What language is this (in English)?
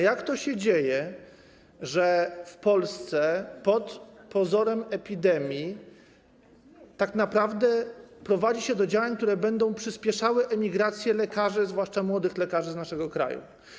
Polish